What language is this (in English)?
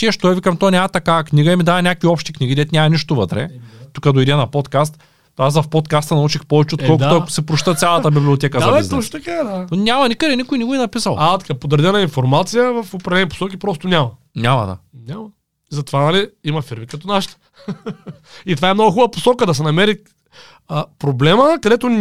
Bulgarian